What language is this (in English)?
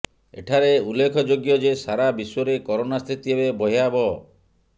Odia